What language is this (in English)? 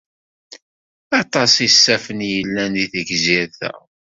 Kabyle